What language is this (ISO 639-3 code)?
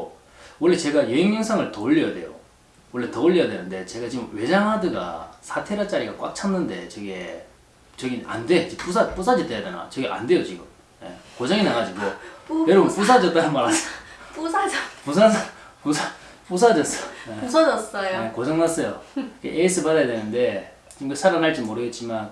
kor